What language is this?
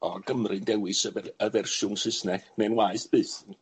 Welsh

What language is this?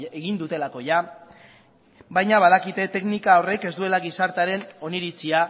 Basque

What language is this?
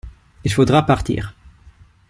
French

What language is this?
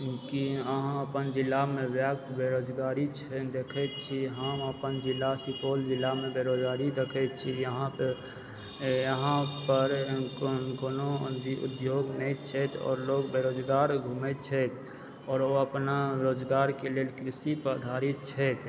Maithili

